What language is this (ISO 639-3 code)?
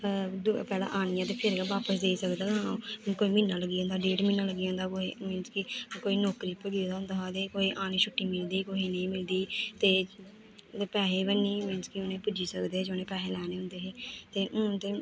doi